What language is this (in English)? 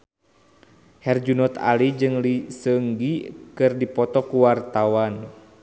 Sundanese